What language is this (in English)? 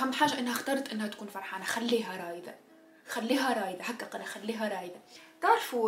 Arabic